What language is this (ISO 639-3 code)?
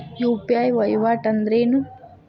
kan